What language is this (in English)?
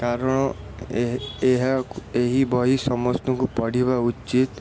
Odia